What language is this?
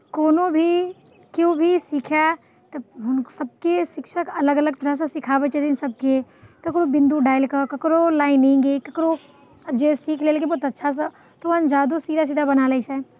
Maithili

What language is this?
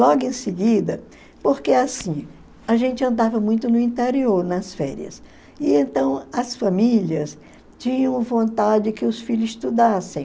Portuguese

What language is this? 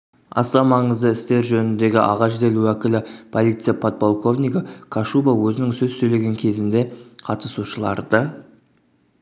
Kazakh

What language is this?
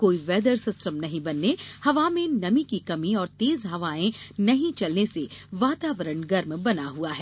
Hindi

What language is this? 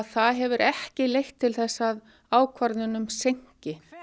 Icelandic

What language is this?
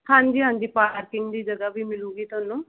Punjabi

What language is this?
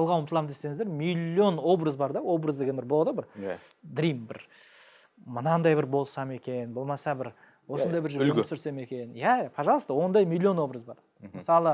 Turkish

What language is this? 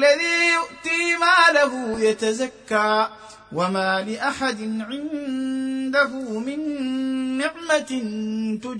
Arabic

